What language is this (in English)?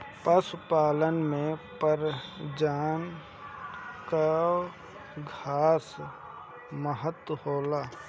Bhojpuri